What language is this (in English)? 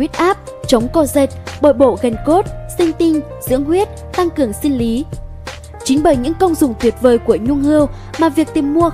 Vietnamese